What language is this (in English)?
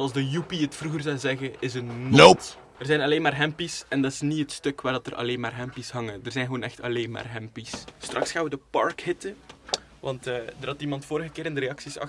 Dutch